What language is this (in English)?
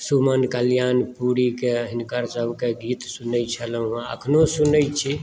Maithili